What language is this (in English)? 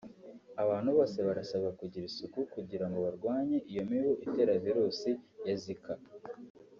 Kinyarwanda